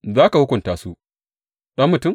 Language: Hausa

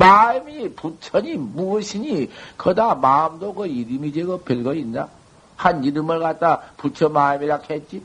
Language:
Korean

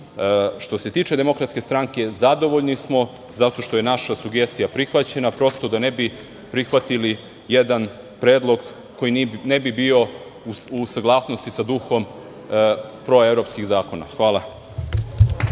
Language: Serbian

